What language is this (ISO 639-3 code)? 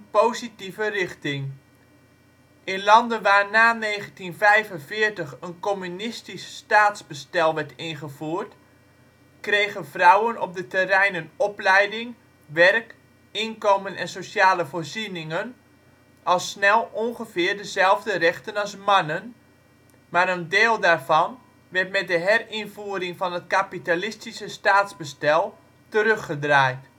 nld